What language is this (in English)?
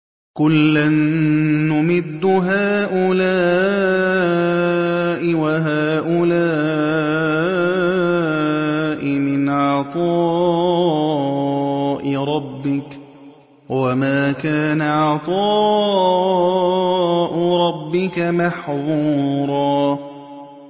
Arabic